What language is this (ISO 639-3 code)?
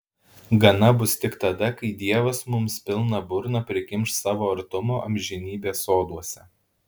lit